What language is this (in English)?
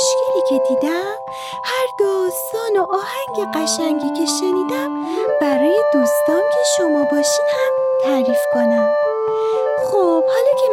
Persian